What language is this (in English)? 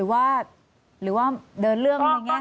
Thai